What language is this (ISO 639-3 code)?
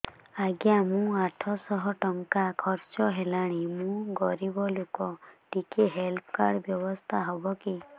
ori